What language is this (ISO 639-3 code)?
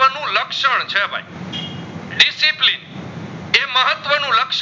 guj